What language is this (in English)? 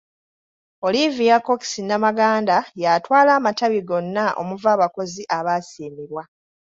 Ganda